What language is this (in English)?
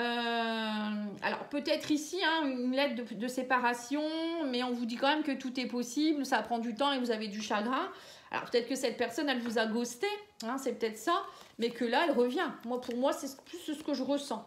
French